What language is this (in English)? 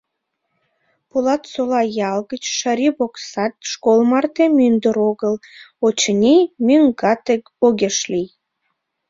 Mari